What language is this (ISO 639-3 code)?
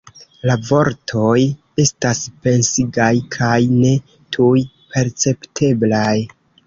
epo